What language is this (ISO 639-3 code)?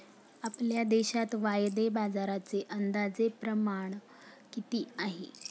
mar